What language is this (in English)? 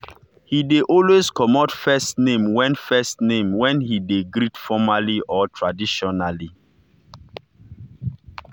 Nigerian Pidgin